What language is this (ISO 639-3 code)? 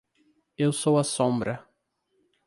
por